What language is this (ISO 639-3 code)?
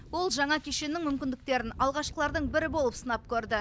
kaz